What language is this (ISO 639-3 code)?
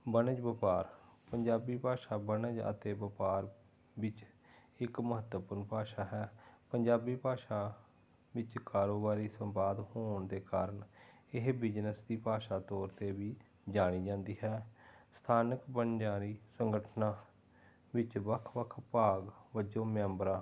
pan